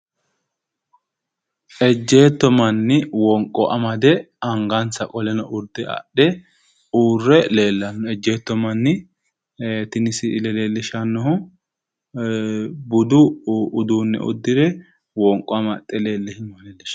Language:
Sidamo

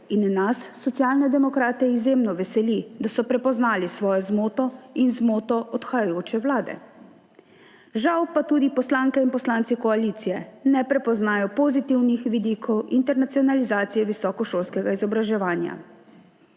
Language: Slovenian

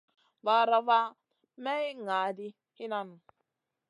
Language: Masana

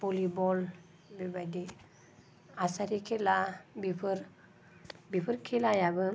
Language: Bodo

